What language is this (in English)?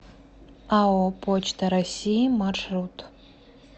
Russian